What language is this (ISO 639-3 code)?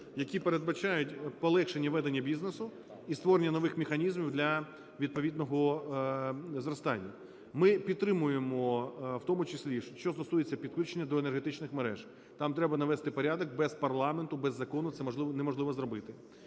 ukr